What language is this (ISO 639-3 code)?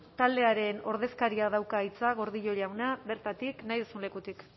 eus